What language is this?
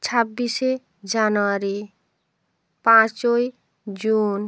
Bangla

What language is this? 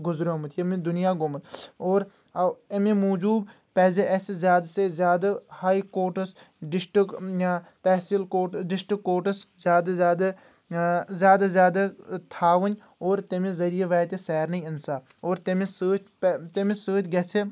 Kashmiri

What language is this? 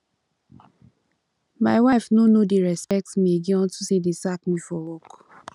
Nigerian Pidgin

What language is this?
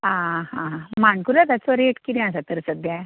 Konkani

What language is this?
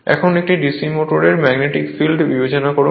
Bangla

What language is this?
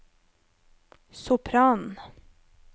Norwegian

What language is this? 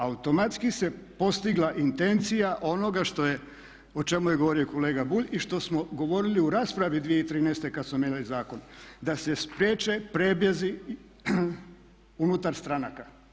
Croatian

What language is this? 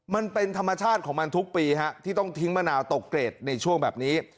Thai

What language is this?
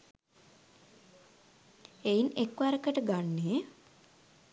Sinhala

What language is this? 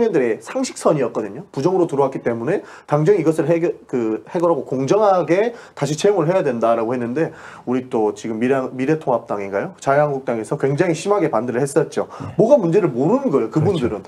Korean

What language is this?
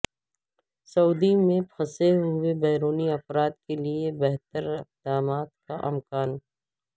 Urdu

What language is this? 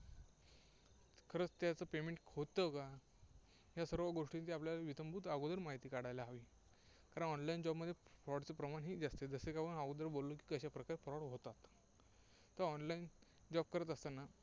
Marathi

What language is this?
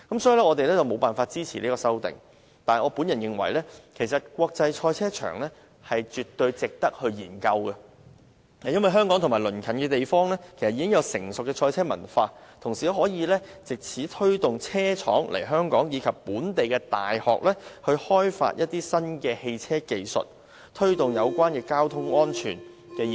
Cantonese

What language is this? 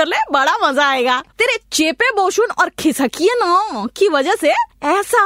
Hindi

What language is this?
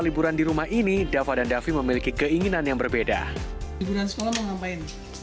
Indonesian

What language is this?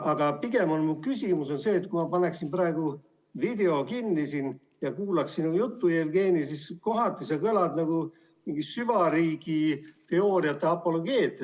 Estonian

